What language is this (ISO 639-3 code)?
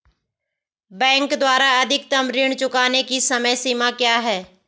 hin